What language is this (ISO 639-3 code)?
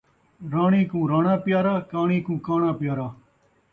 skr